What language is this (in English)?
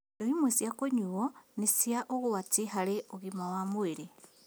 Kikuyu